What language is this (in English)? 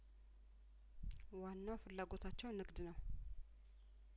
Amharic